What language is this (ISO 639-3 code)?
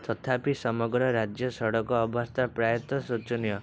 ori